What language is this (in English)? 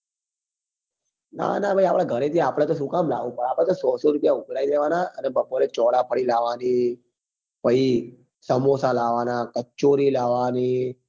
Gujarati